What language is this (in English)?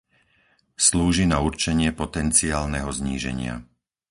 Slovak